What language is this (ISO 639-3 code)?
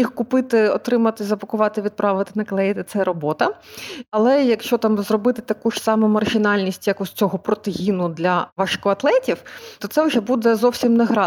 ukr